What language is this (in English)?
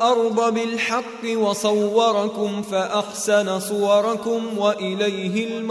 Arabic